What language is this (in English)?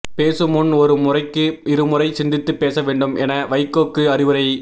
Tamil